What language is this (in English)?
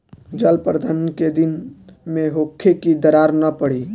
Bhojpuri